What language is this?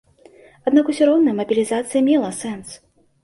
Belarusian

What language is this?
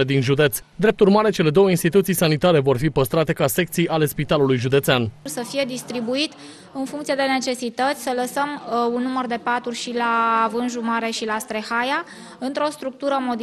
Romanian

